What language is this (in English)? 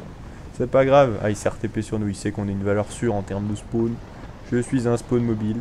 French